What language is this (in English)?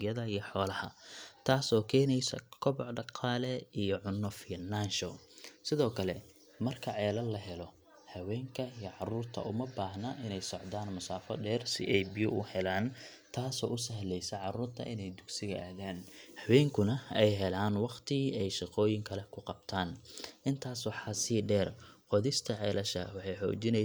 Somali